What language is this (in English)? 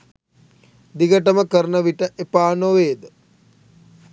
Sinhala